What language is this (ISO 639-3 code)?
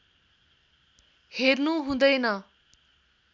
nep